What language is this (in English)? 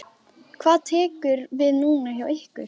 Icelandic